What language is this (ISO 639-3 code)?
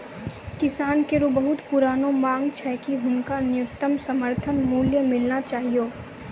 mai